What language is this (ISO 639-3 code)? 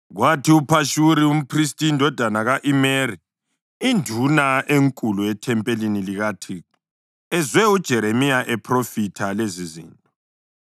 nde